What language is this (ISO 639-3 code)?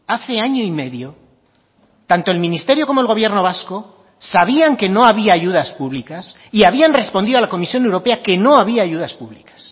spa